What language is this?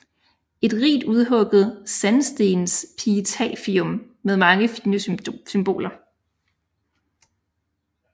Danish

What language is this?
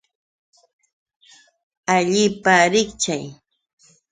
Yauyos Quechua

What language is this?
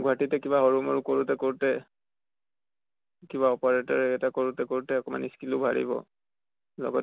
Assamese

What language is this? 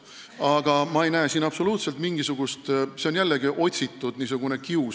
Estonian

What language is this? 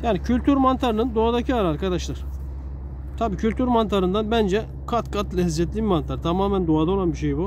Turkish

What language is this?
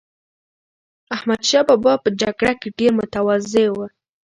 Pashto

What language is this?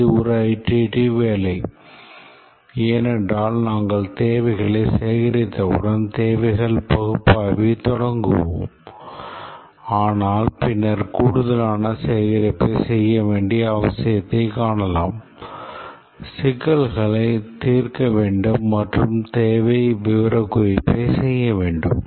Tamil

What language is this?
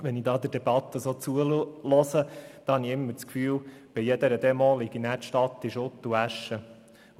Swiss German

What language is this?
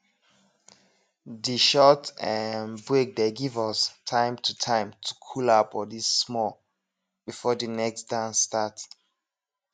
Nigerian Pidgin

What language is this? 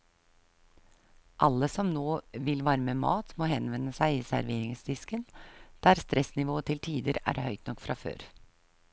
Norwegian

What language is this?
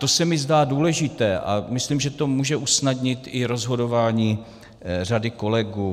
Czech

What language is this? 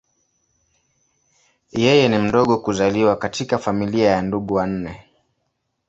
Swahili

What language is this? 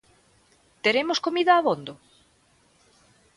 Galician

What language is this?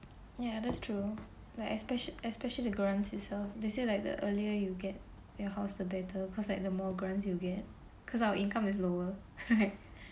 English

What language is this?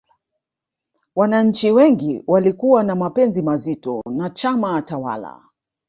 Swahili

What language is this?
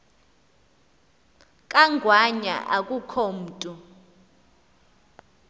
Xhosa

